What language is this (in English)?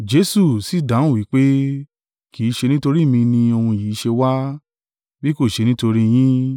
Yoruba